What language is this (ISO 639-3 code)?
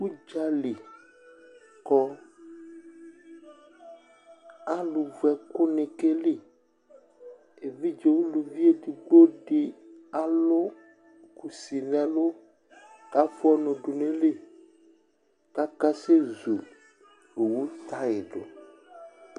kpo